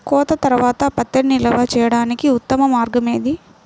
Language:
Telugu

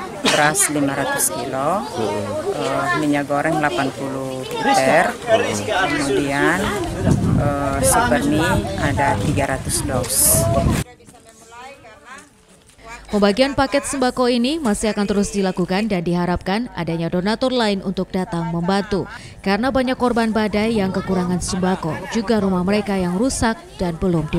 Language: Indonesian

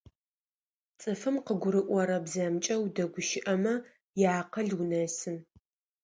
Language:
Adyghe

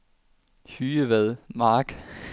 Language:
Danish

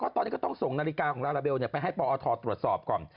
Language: Thai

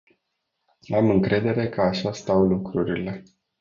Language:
Romanian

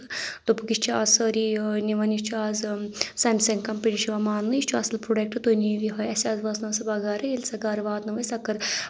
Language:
Kashmiri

